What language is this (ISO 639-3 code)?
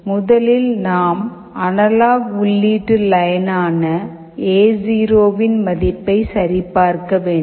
tam